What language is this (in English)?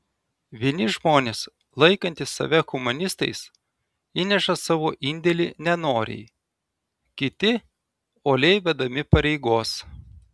Lithuanian